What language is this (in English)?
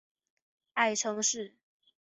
Chinese